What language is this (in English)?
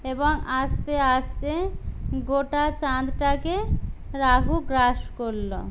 Bangla